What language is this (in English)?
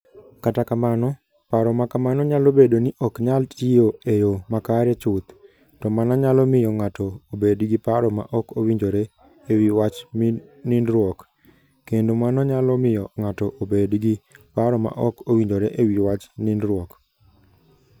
Luo (Kenya and Tanzania)